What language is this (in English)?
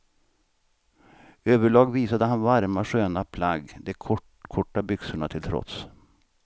Swedish